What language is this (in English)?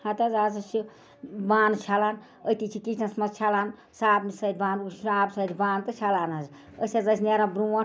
Kashmiri